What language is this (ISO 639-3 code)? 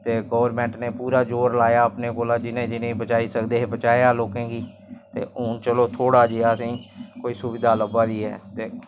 doi